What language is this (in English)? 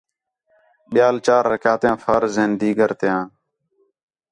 Khetrani